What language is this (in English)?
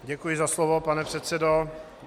Czech